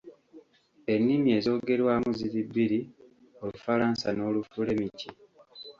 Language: Ganda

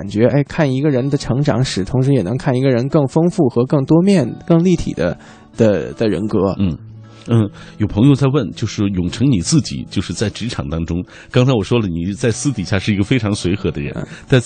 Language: Chinese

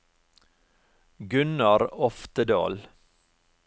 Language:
Norwegian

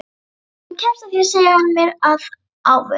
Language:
Icelandic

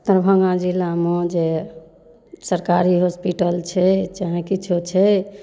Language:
Maithili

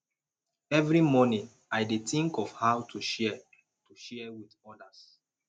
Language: Nigerian Pidgin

